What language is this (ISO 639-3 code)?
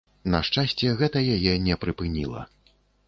bel